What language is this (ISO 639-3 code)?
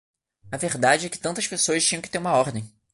por